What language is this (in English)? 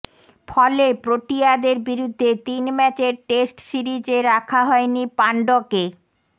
Bangla